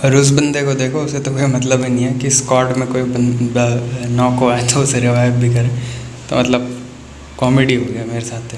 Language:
Hindi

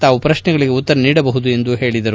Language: Kannada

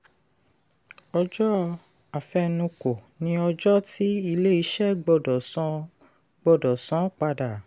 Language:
Yoruba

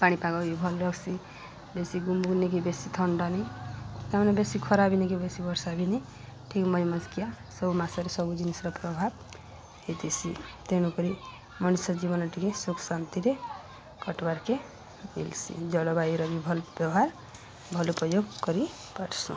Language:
Odia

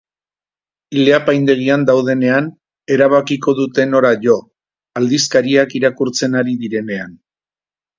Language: Basque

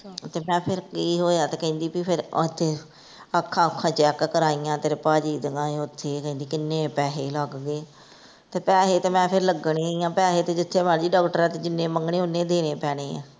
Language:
Punjabi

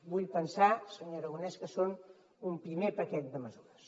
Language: Catalan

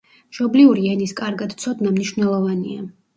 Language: Georgian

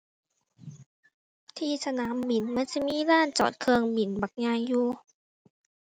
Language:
Thai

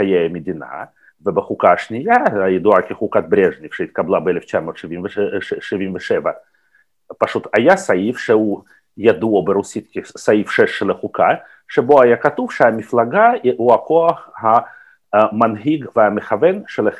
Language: Hebrew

